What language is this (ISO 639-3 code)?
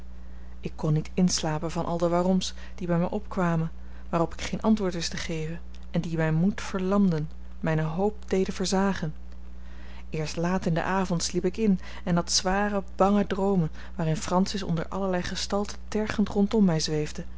nld